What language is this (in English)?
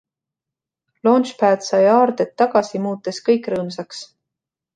Estonian